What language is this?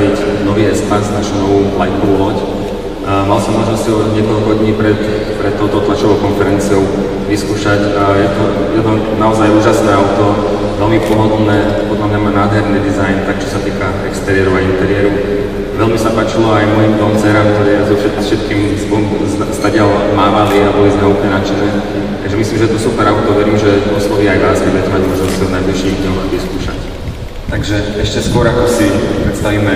Slovak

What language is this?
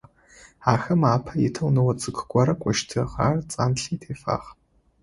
Adyghe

